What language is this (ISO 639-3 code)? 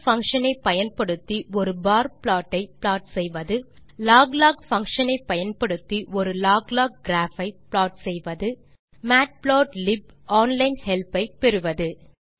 tam